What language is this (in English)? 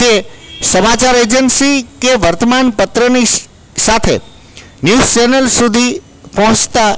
Gujarati